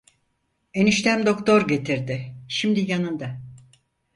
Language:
Turkish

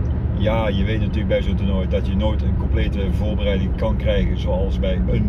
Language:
Dutch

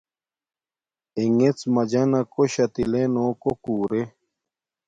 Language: Domaaki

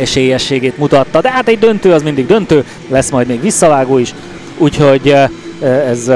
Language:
Hungarian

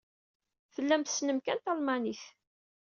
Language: Kabyle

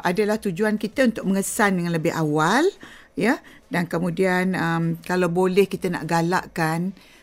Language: Malay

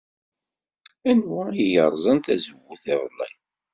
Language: Kabyle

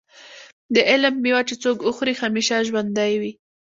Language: Pashto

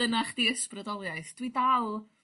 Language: Welsh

